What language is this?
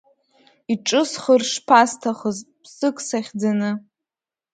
Abkhazian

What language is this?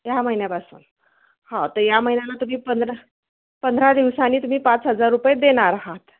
Marathi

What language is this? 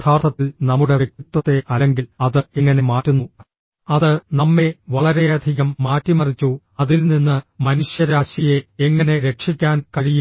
Malayalam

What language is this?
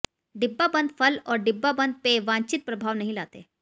Hindi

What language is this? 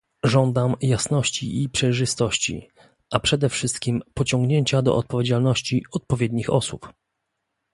Polish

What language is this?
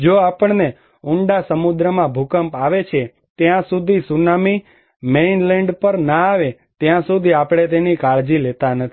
Gujarati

